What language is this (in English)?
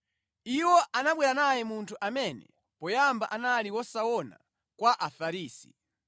Nyanja